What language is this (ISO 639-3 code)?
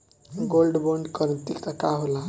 bho